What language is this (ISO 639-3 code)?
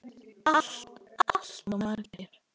isl